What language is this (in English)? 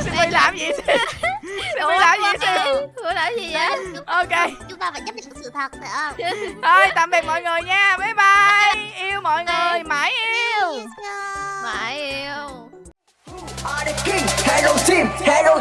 Vietnamese